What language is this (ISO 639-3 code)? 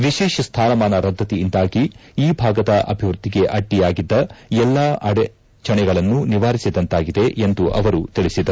kan